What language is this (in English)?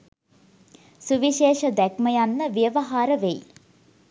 Sinhala